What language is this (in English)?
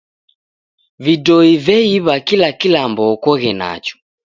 Taita